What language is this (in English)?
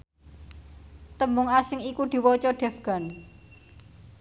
Javanese